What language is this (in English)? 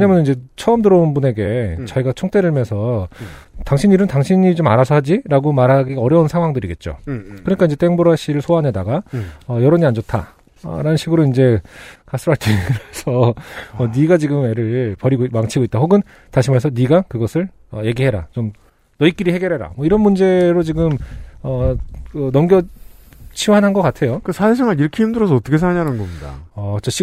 Korean